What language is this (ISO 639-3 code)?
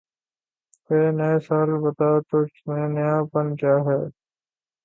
urd